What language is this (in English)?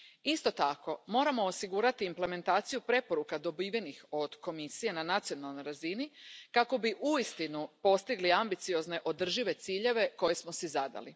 Croatian